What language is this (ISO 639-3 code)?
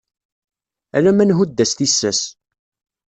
kab